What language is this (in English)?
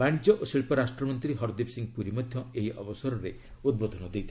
Odia